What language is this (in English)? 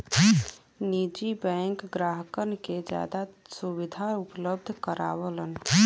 Bhojpuri